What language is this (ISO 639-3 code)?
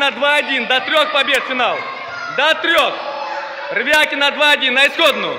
rus